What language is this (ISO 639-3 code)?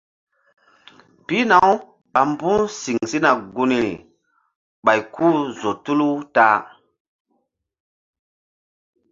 mdd